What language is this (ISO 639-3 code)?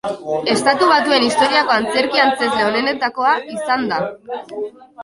eus